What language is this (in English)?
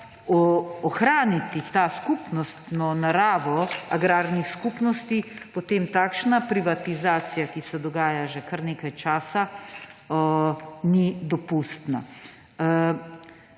Slovenian